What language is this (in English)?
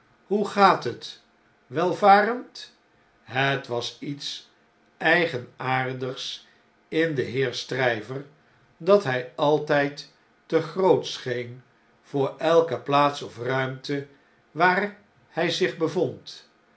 Dutch